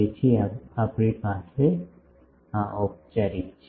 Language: Gujarati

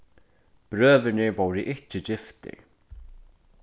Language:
Faroese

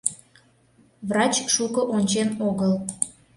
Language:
Mari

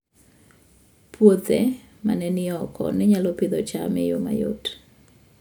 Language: Luo (Kenya and Tanzania)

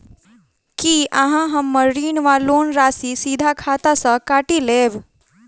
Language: Maithili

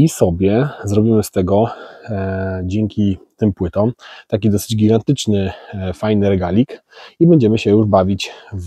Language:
Polish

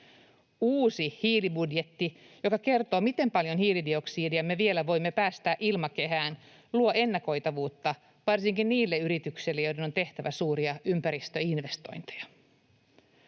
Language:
Finnish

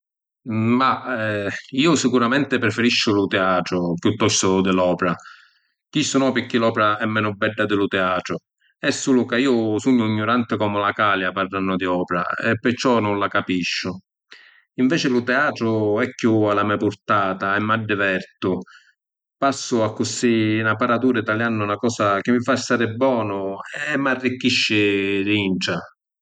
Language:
Sicilian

